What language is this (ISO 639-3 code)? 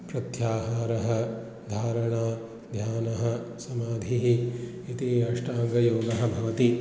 san